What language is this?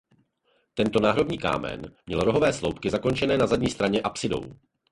Czech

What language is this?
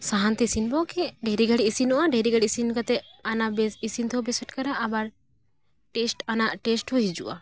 Santali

